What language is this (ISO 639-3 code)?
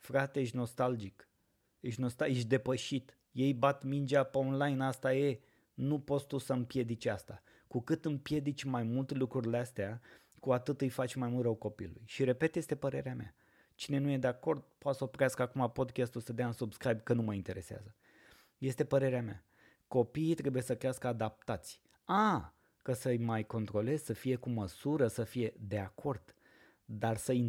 ron